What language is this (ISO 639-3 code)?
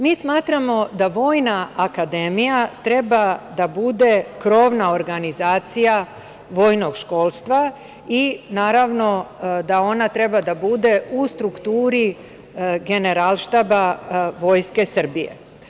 srp